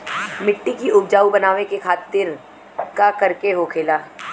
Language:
Bhojpuri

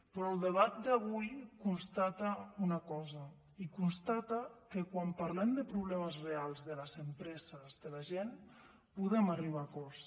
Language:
Catalan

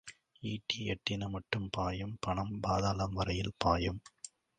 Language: Tamil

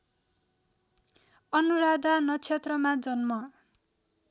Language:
Nepali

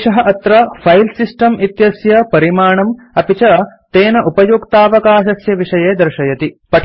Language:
Sanskrit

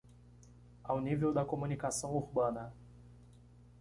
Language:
Portuguese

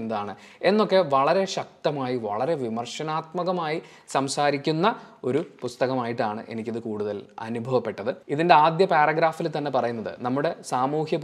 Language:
Malayalam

